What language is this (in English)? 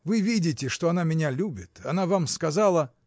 Russian